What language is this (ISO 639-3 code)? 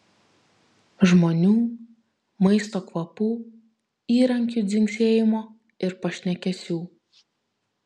lit